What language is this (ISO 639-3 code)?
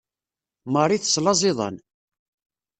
kab